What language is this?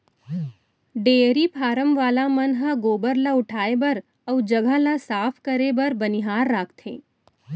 Chhattisgarhi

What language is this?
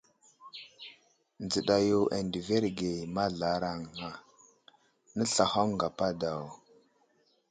Wuzlam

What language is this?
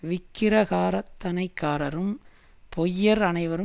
Tamil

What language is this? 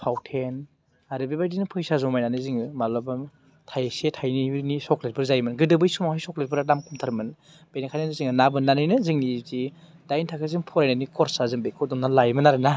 Bodo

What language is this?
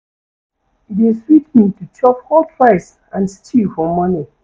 Nigerian Pidgin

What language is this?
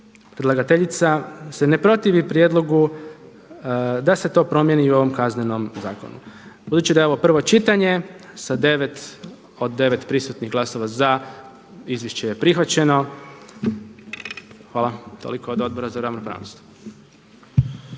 Croatian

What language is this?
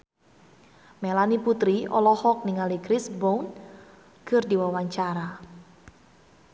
Sundanese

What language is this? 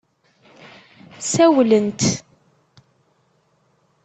Kabyle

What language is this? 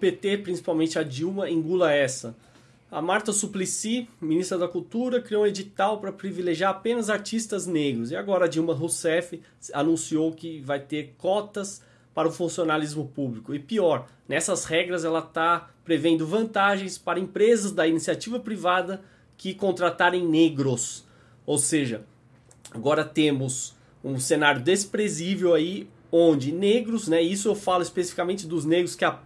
Portuguese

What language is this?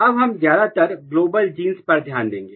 Hindi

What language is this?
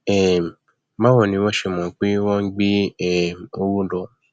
Yoruba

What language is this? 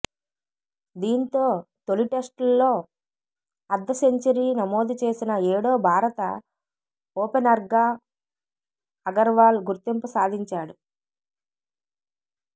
Telugu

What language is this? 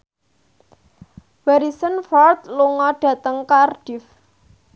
Javanese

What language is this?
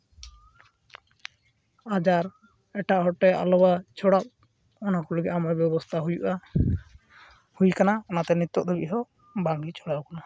Santali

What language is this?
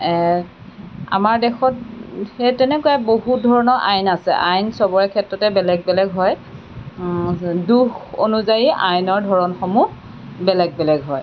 Assamese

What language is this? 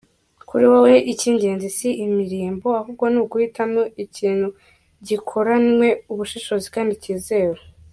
Kinyarwanda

